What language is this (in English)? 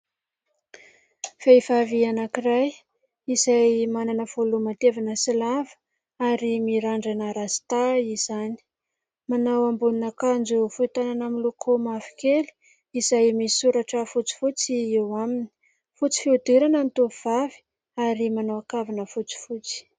Malagasy